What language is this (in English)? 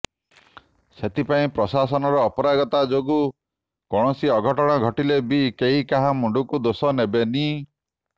Odia